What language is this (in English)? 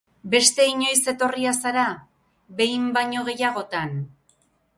Basque